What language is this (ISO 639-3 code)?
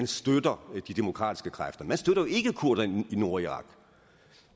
dan